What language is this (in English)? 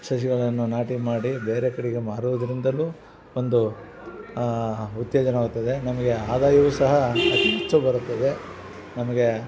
Kannada